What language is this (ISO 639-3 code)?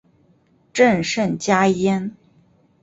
zho